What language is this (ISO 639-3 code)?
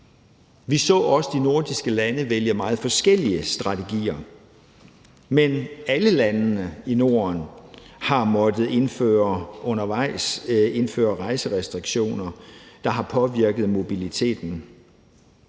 dan